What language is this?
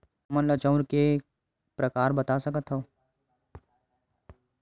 Chhattisgarhi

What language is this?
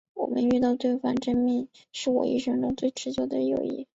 Chinese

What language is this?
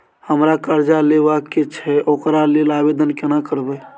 Maithili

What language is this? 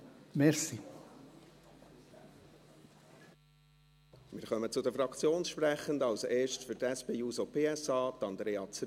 Swiss German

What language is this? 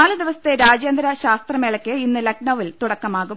Malayalam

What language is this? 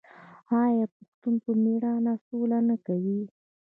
Pashto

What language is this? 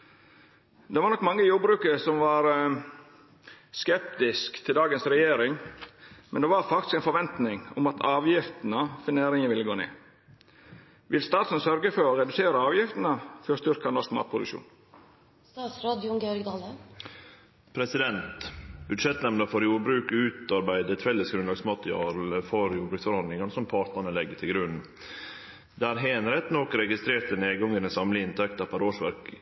Norwegian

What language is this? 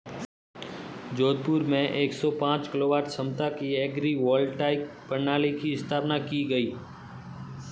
Hindi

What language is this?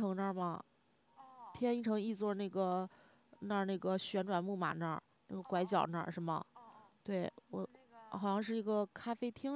Chinese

